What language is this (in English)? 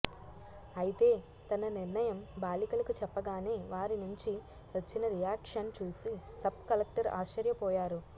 Telugu